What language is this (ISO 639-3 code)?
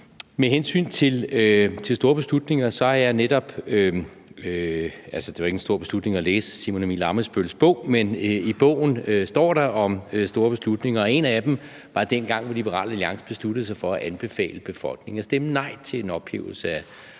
dan